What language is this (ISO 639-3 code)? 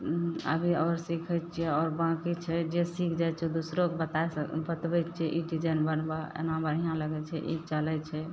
mai